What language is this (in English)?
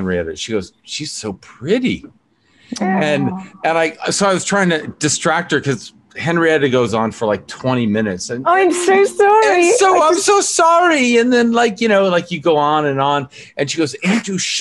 English